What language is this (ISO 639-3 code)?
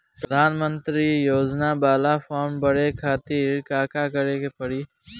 bho